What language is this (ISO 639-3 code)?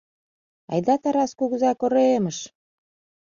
chm